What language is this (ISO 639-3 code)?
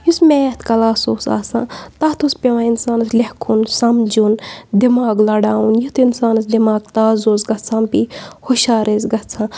kas